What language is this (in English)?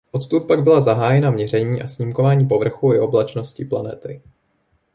Czech